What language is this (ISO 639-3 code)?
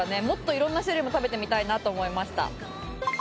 jpn